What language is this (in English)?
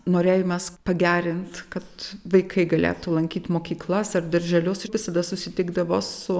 Lithuanian